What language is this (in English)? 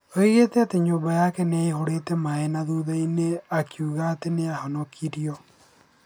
Kikuyu